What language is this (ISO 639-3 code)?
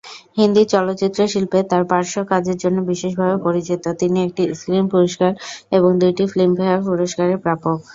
ben